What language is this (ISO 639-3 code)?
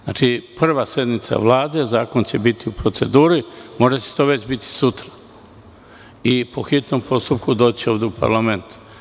srp